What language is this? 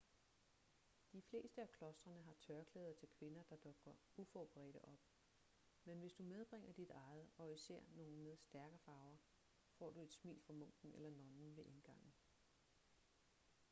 Danish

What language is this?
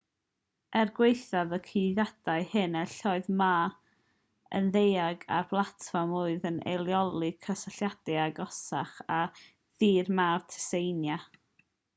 Welsh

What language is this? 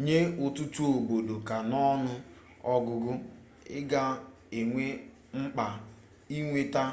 Igbo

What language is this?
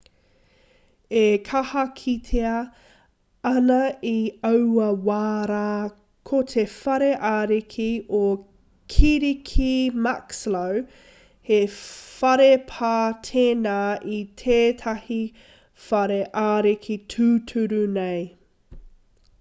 Māori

